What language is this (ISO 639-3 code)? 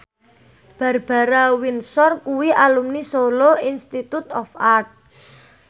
jav